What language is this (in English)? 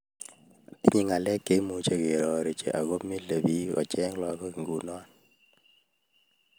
Kalenjin